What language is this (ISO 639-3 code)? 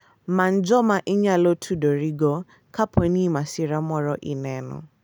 luo